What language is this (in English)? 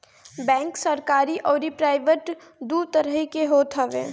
Bhojpuri